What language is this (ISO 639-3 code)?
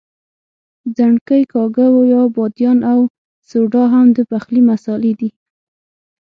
pus